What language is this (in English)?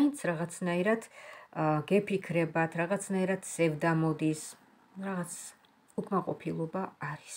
Romanian